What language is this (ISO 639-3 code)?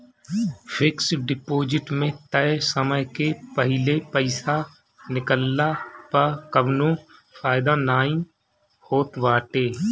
bho